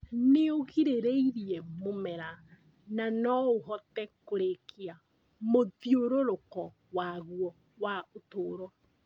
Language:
Kikuyu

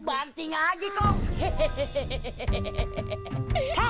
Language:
Indonesian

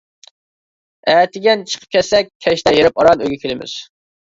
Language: Uyghur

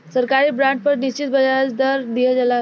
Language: Bhojpuri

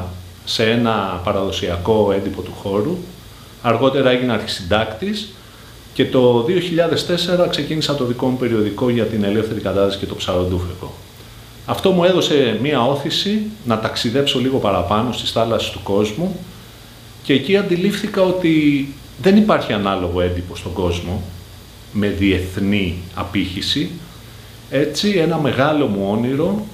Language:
Greek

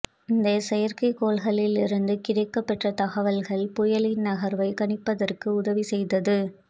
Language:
Tamil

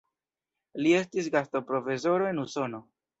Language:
Esperanto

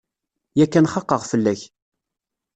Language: Kabyle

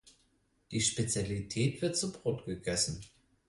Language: German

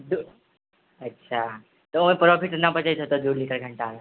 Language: Maithili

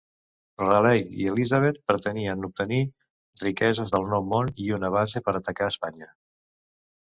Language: Catalan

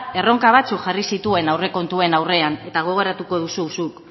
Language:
Basque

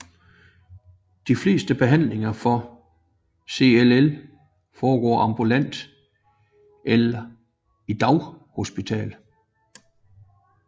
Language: Danish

